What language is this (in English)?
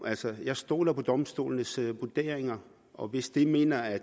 Danish